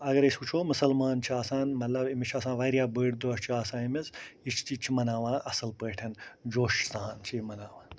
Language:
Kashmiri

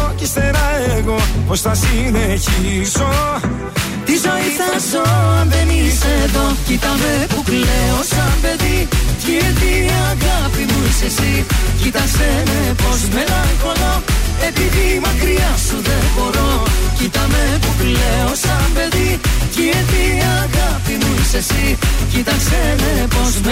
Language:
Greek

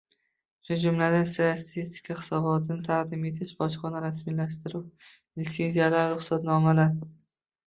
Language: Uzbek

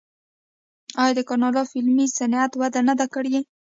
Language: Pashto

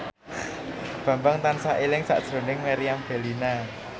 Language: Javanese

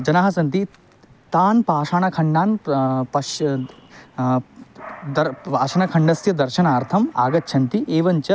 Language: Sanskrit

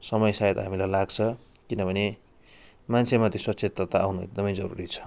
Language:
Nepali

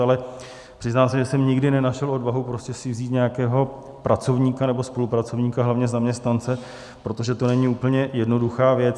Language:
Czech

